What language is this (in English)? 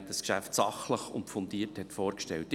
Swiss German